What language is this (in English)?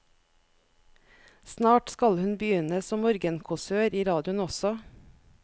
Norwegian